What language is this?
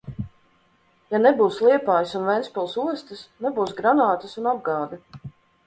Latvian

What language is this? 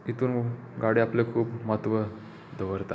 Konkani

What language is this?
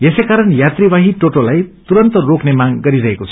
Nepali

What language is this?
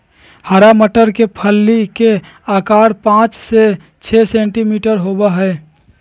Magahi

